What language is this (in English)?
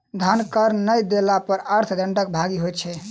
Maithili